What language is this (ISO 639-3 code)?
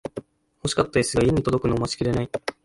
jpn